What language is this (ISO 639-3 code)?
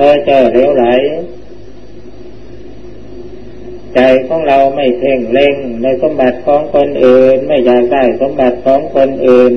tha